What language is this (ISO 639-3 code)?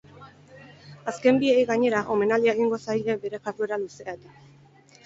eus